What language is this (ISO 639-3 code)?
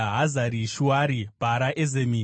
sna